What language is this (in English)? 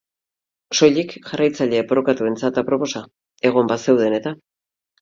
Basque